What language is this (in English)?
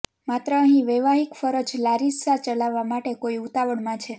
Gujarati